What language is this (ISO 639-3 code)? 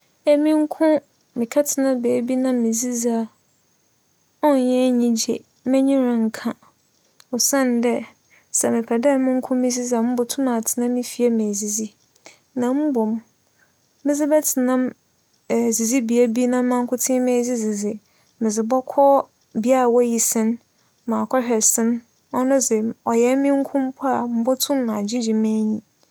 aka